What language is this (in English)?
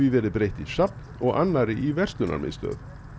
Icelandic